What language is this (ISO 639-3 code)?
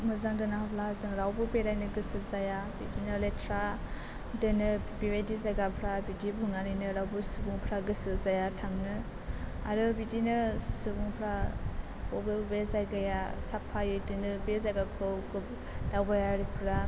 brx